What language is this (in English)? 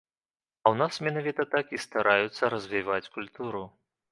Belarusian